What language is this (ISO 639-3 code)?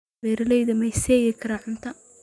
som